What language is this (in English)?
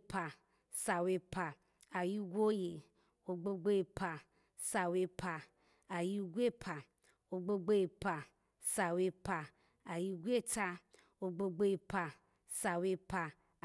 Alago